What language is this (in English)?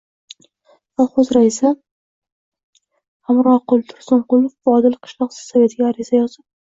Uzbek